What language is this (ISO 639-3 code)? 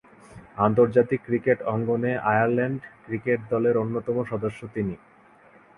ben